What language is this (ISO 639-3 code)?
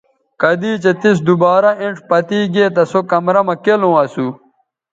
btv